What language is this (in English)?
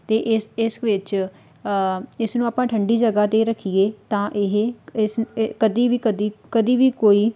Punjabi